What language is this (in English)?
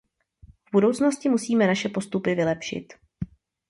Czech